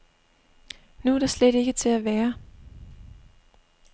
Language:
Danish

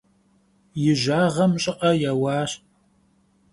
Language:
Kabardian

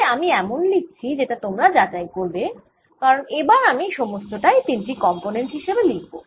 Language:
Bangla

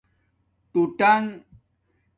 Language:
Domaaki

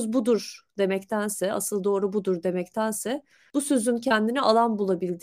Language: Turkish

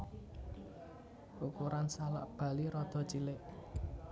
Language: Javanese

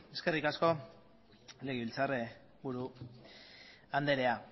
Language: Basque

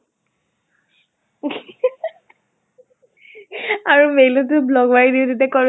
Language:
Assamese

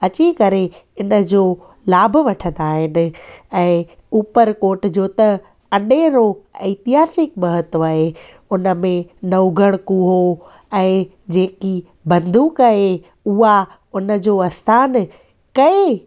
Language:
Sindhi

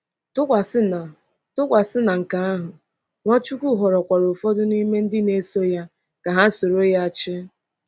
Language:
Igbo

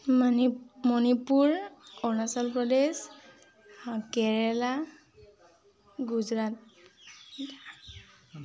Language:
Assamese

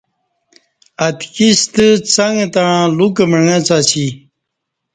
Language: Kati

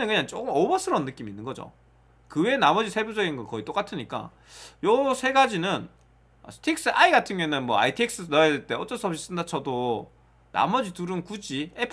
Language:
Korean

